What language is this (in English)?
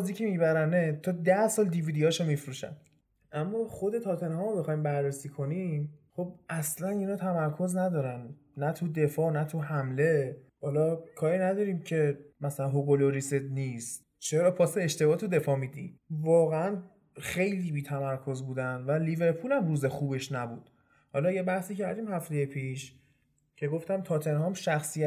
Persian